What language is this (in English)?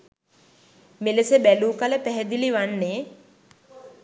Sinhala